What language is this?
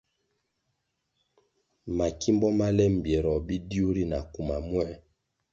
Kwasio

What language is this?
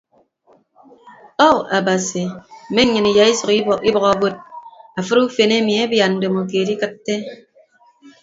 Ibibio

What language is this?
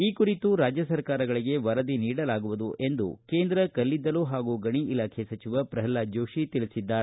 Kannada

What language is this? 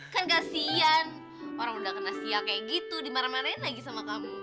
Indonesian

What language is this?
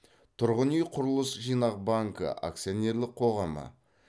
Kazakh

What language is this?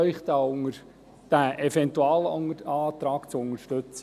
Swiss German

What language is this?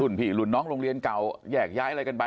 Thai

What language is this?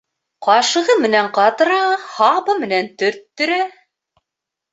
Bashkir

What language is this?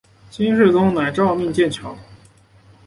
Chinese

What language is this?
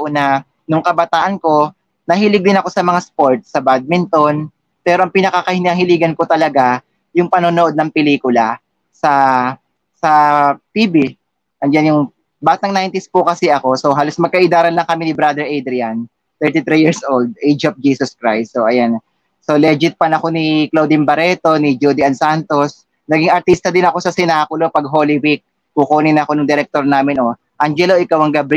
Filipino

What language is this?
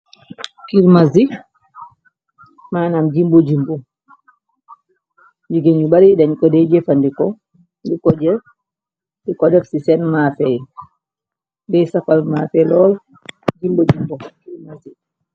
Wolof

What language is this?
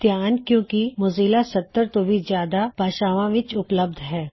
Punjabi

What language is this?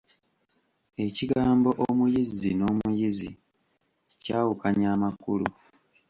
Ganda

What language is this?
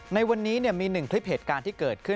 Thai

